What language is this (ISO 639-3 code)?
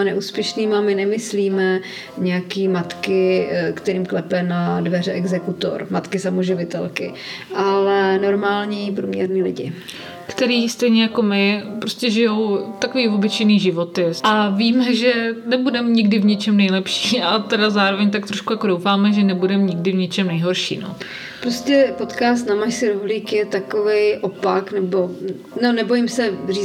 ces